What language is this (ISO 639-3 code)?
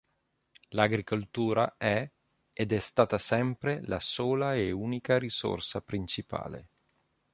ita